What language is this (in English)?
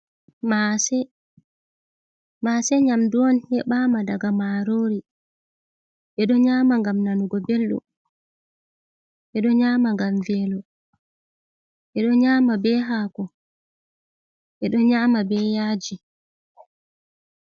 Fula